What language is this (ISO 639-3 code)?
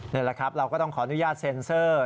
tha